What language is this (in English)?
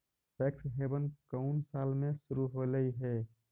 Magahi